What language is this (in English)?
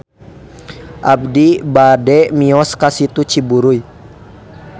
Sundanese